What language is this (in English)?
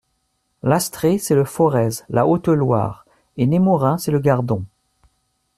French